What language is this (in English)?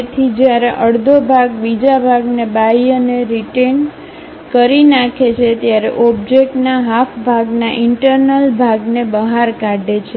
Gujarati